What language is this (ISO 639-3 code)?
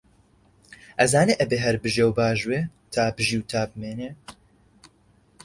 ckb